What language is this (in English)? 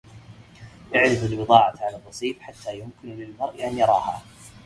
Arabic